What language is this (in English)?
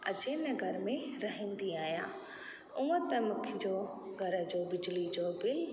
Sindhi